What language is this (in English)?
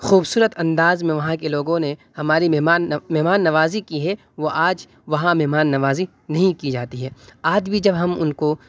Urdu